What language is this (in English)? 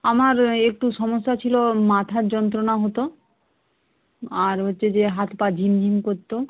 Bangla